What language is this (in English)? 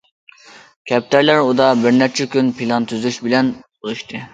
Uyghur